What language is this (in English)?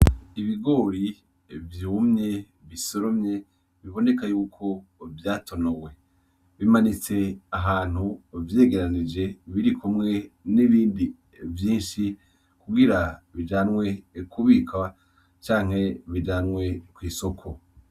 Rundi